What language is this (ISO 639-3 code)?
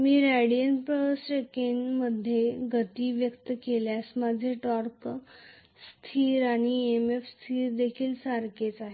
mar